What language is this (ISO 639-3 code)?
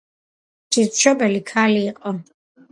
kat